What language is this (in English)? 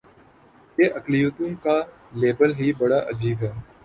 Urdu